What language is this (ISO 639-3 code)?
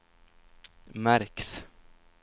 swe